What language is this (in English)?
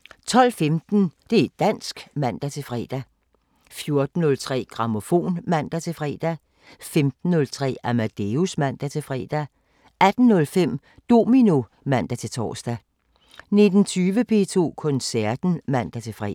Danish